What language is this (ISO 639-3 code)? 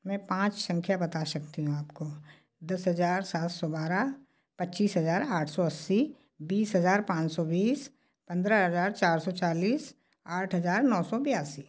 hin